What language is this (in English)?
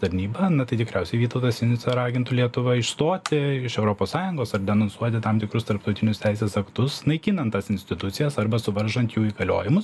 Lithuanian